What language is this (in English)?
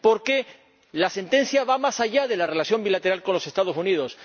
Spanish